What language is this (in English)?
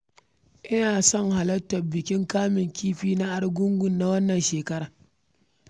Hausa